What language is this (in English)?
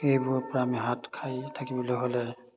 Assamese